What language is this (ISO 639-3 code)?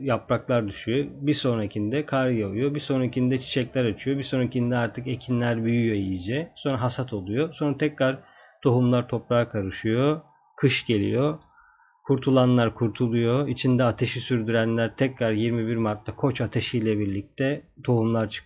tur